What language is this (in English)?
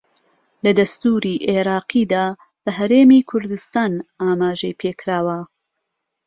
Central Kurdish